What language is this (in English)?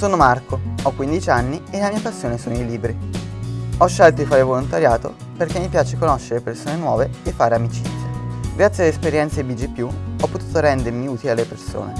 Italian